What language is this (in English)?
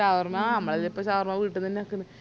Malayalam